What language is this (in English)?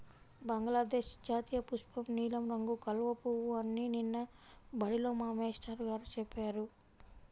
Telugu